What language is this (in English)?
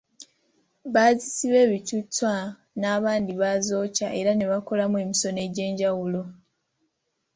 Ganda